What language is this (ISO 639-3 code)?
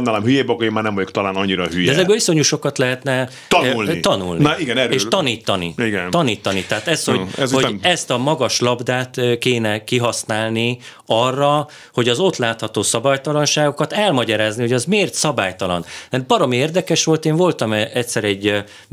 hun